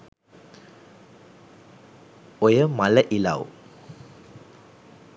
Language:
Sinhala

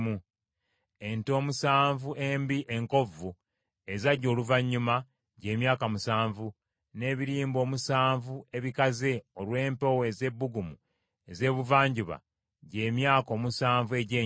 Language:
Ganda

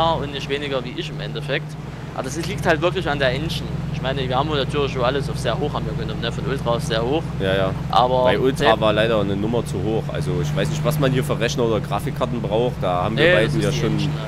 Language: German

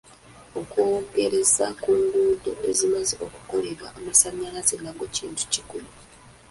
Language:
Ganda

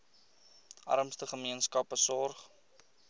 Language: Afrikaans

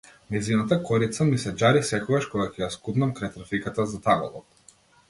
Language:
Macedonian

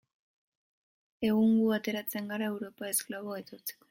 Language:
Basque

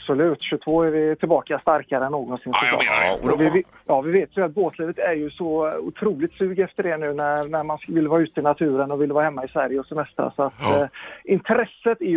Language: Swedish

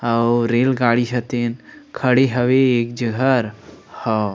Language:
Chhattisgarhi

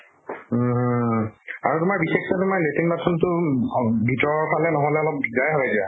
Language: Assamese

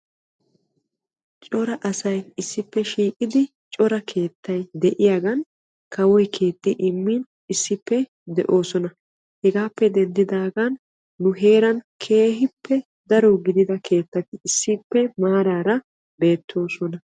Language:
Wolaytta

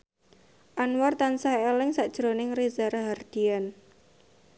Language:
Javanese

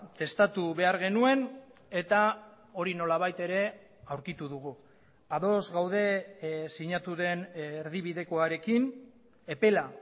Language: Basque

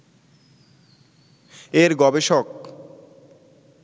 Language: Bangla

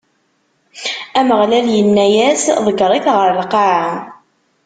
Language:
Kabyle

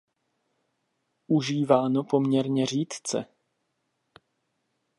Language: Czech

